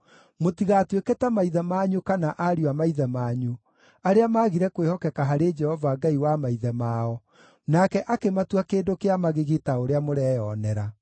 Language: Kikuyu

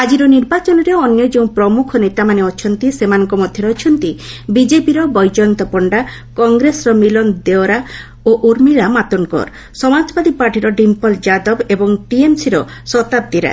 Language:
Odia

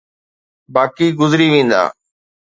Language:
Sindhi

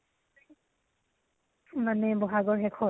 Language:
Assamese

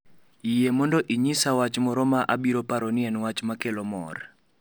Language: Luo (Kenya and Tanzania)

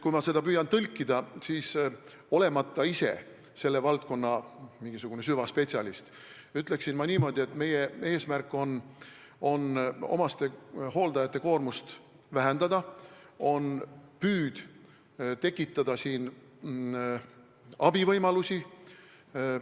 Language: Estonian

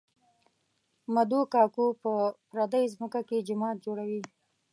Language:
Pashto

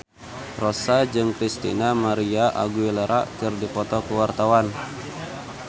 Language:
Sundanese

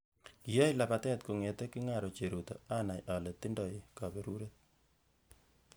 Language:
Kalenjin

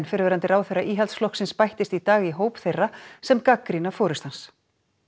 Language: Icelandic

